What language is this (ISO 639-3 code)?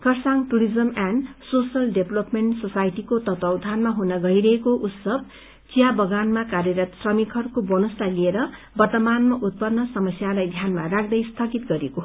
nep